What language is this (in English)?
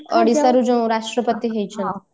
Odia